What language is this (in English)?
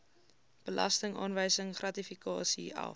Afrikaans